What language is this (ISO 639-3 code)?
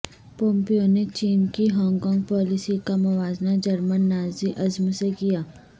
urd